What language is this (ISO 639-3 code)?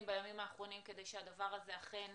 heb